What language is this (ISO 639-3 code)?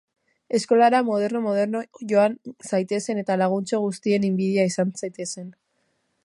eus